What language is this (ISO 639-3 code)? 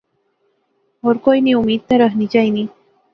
phr